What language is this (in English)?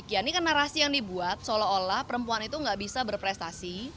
Indonesian